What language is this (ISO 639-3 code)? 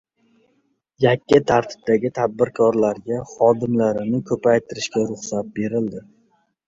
uzb